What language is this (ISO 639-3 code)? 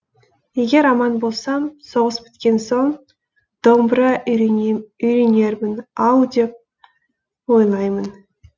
kaz